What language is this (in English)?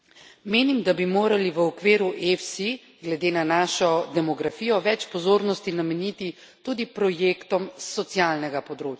Slovenian